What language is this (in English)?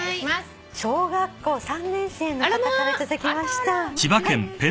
Japanese